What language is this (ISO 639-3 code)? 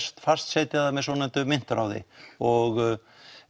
isl